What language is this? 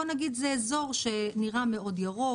Hebrew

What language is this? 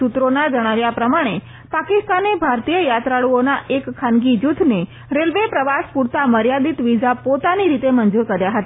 Gujarati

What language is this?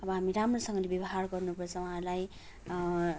Nepali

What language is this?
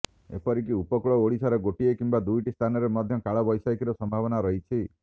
Odia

